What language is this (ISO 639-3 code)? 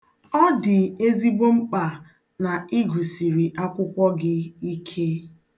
ibo